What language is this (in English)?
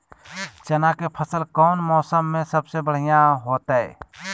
Magahi